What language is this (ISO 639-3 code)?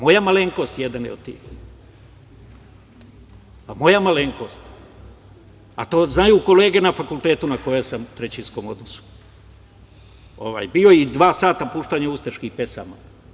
srp